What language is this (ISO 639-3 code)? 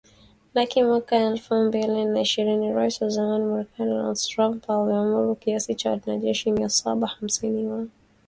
swa